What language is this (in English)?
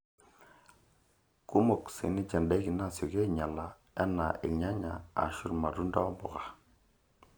Masai